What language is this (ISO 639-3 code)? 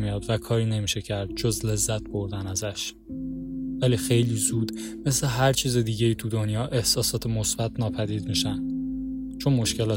fas